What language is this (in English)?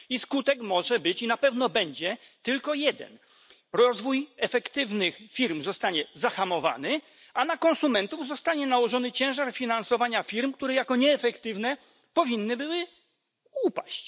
Polish